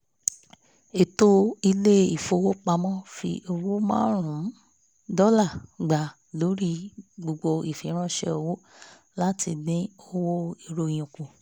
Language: Yoruba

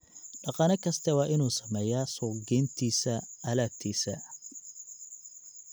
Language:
Somali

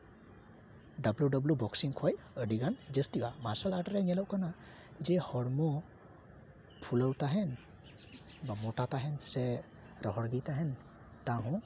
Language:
Santali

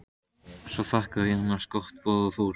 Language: Icelandic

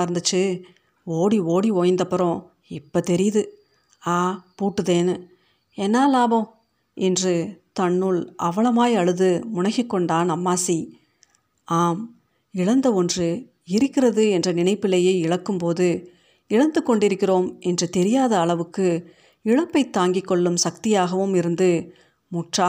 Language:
Tamil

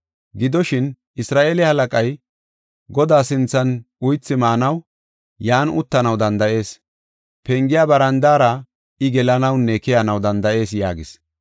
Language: Gofa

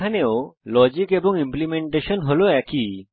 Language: Bangla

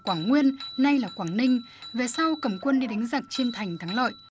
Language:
Vietnamese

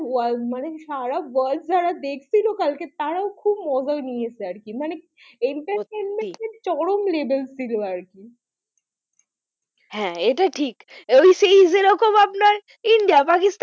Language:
Bangla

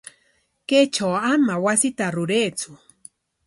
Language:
Corongo Ancash Quechua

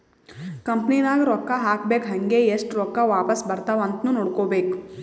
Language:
Kannada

